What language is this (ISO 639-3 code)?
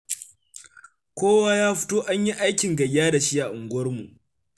hau